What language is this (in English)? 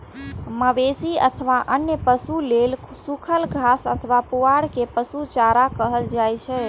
Maithili